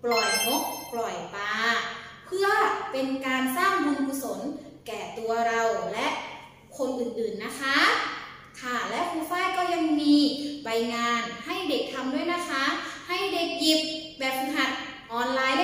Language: Thai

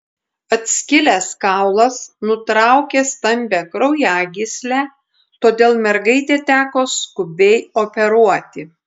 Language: Lithuanian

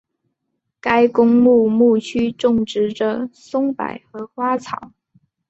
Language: Chinese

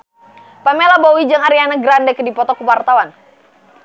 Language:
Sundanese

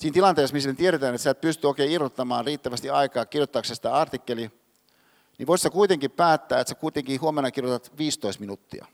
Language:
Finnish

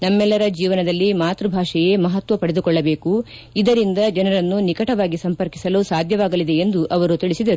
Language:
Kannada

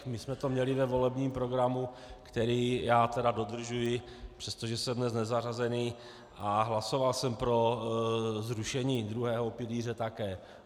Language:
Czech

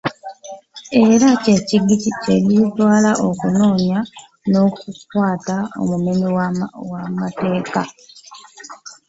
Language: Ganda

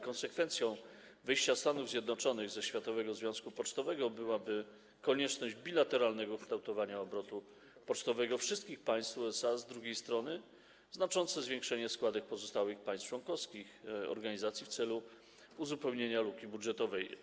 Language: Polish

